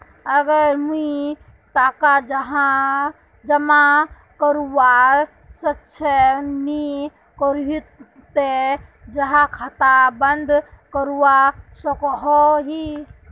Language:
Magahi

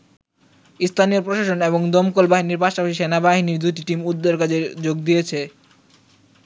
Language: Bangla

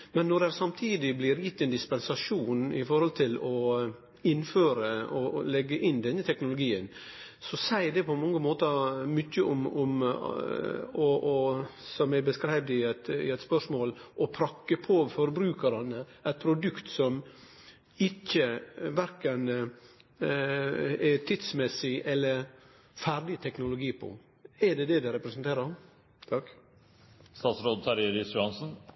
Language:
Norwegian Nynorsk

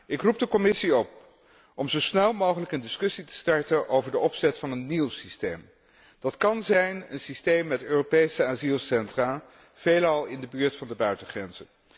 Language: Dutch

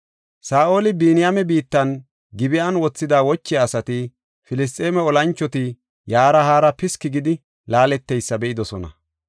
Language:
Gofa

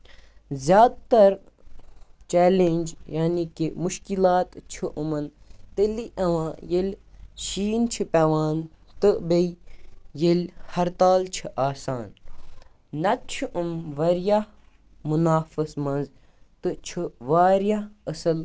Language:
Kashmiri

